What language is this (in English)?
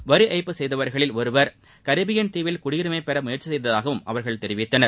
Tamil